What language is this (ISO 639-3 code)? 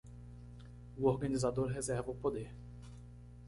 por